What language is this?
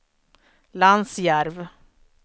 Swedish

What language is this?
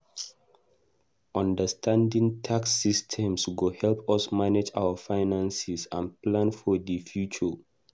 Nigerian Pidgin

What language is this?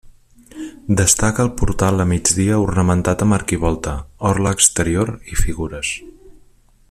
Catalan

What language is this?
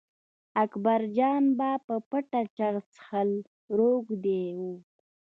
Pashto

